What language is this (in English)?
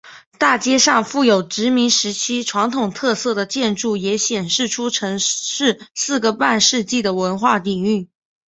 Chinese